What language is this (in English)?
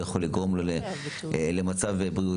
Hebrew